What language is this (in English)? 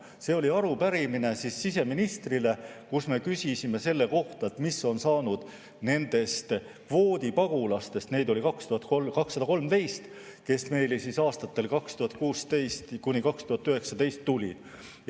Estonian